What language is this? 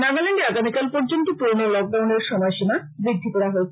Bangla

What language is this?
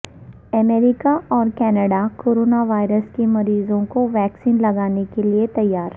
Urdu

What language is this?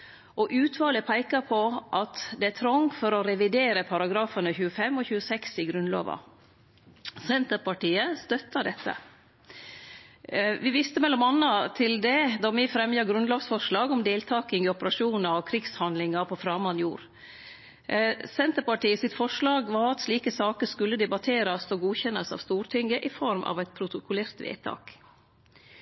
Norwegian Nynorsk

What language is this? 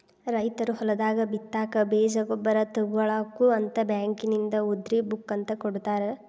Kannada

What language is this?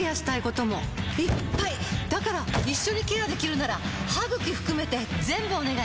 Japanese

